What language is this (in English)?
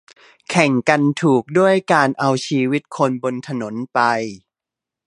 Thai